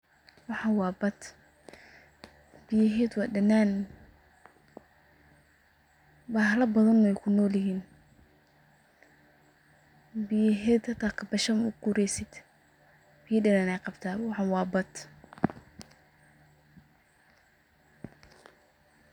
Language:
Somali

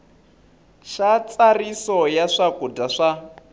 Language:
Tsonga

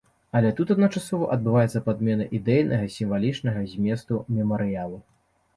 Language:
Belarusian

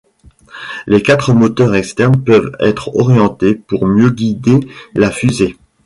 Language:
French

